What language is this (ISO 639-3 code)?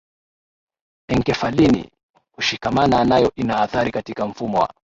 swa